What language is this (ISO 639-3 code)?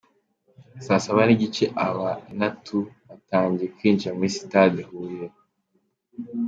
kin